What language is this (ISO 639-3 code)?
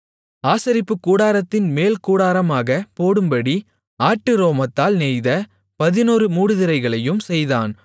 tam